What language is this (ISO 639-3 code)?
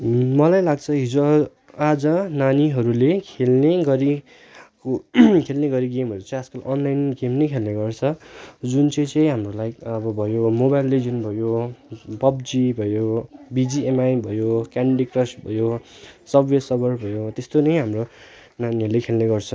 nep